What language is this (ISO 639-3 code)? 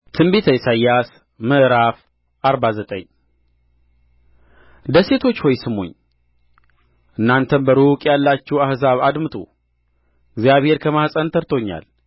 amh